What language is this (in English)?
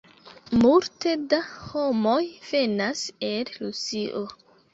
Esperanto